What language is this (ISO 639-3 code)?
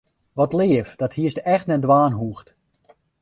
fry